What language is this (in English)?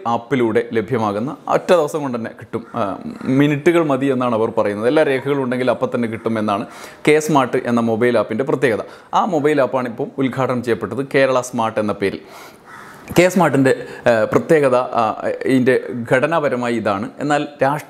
Malayalam